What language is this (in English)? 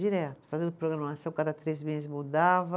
Portuguese